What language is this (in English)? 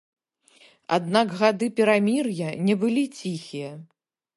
Belarusian